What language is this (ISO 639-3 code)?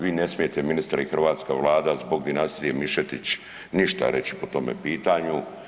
hrv